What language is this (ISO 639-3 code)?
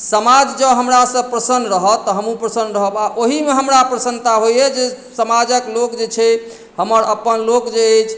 mai